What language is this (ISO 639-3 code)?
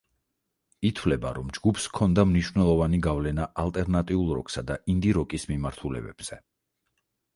kat